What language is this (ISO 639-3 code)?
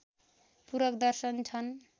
nep